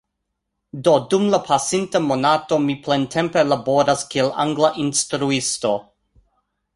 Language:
Esperanto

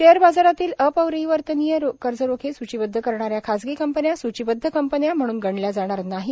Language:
Marathi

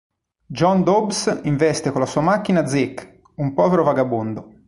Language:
Italian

